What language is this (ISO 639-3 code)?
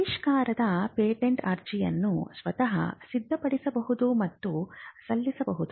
kan